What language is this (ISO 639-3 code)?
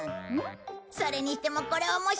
jpn